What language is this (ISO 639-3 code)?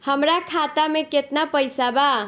bho